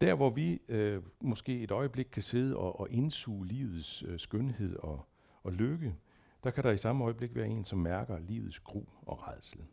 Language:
Danish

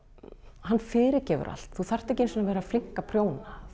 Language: Icelandic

